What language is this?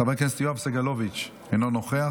Hebrew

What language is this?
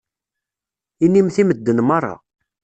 Kabyle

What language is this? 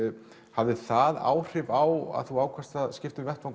Icelandic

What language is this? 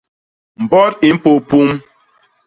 Basaa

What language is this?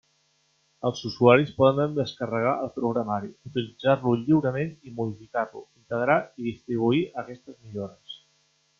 Catalan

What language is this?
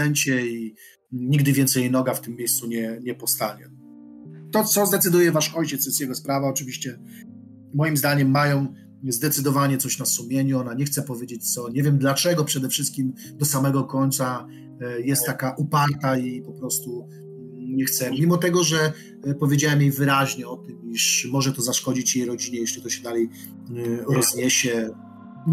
Polish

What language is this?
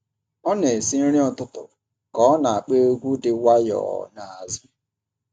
Igbo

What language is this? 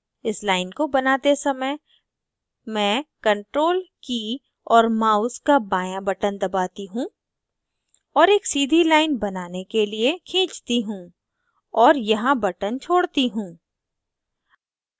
Hindi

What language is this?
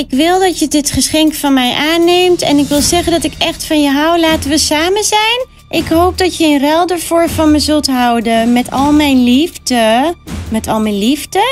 Dutch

